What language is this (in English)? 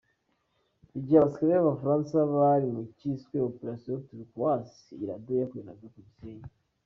Kinyarwanda